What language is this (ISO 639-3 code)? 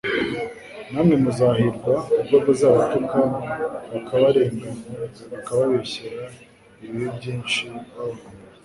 kin